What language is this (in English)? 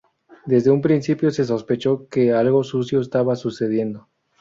Spanish